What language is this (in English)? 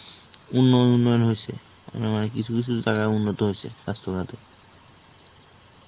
Bangla